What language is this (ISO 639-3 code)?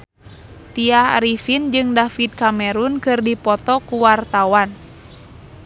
sun